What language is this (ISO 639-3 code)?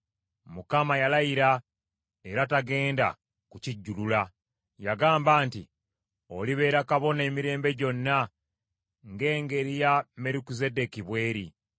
lug